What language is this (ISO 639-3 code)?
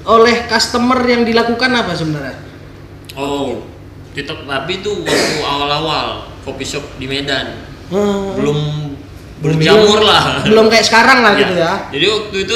ind